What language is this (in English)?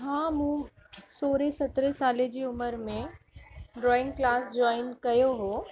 Sindhi